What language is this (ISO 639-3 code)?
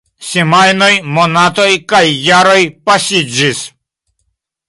epo